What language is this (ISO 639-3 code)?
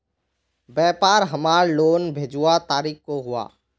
mag